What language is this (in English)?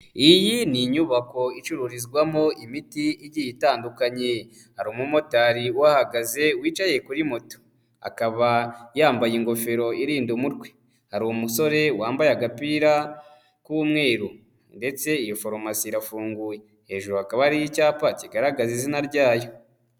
Kinyarwanda